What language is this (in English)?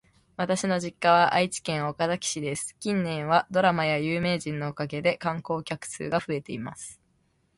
Japanese